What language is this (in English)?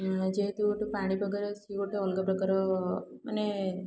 Odia